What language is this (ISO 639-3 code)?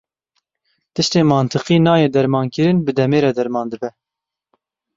kur